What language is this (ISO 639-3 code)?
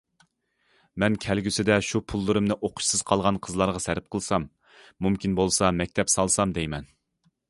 uig